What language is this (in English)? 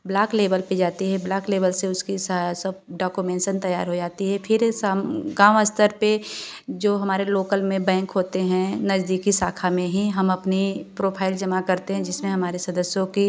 Hindi